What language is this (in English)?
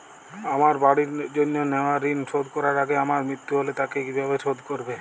Bangla